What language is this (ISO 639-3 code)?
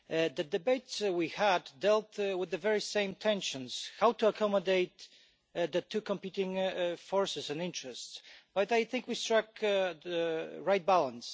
eng